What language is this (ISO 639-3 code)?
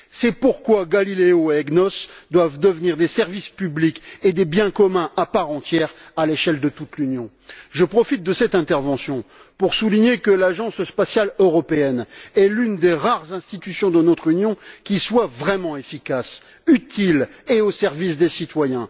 fra